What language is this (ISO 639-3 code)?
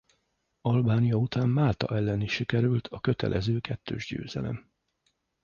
hun